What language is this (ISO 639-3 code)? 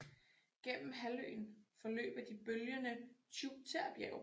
dan